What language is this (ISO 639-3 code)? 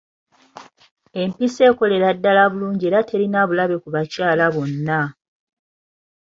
lug